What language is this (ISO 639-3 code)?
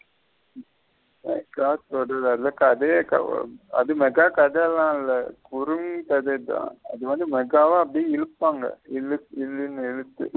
tam